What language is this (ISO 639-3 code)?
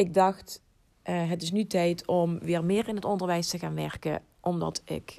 nld